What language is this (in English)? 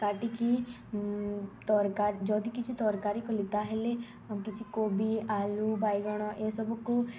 Odia